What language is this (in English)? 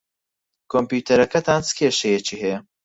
Central Kurdish